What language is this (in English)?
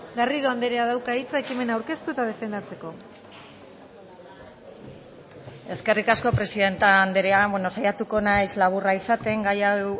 Basque